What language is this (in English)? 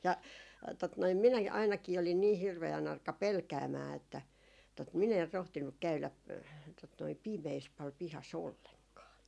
Finnish